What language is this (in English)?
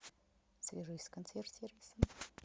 Russian